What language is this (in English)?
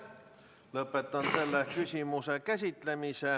Estonian